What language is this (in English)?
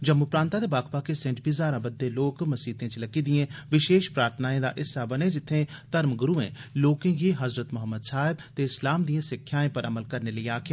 Dogri